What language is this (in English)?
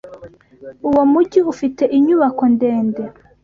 Kinyarwanda